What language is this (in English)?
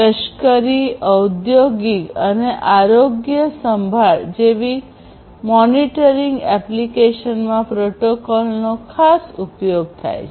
Gujarati